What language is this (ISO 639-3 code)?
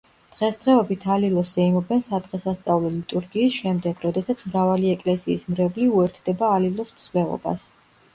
kat